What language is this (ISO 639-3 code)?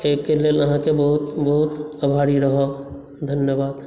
mai